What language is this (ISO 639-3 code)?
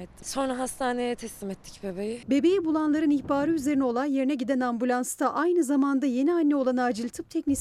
tur